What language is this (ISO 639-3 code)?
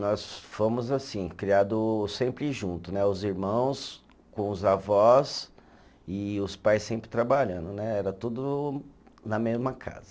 por